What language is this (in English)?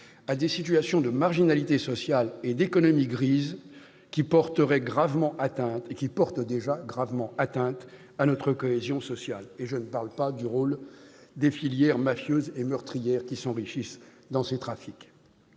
French